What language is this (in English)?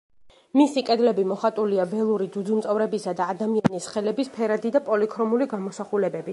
Georgian